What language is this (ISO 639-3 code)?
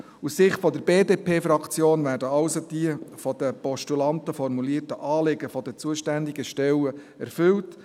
gsw